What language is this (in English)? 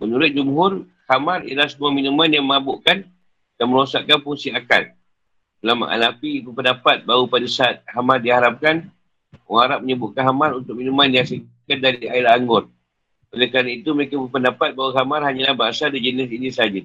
Malay